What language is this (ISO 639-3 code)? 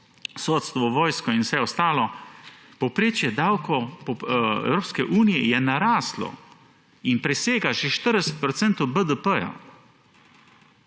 slv